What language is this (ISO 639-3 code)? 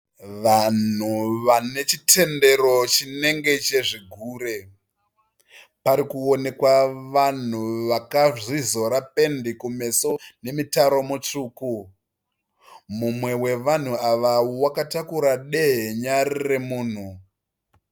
sna